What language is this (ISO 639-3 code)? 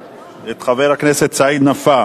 heb